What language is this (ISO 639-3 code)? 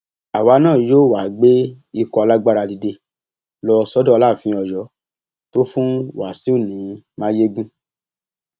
yor